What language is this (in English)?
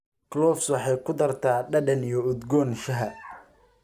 Somali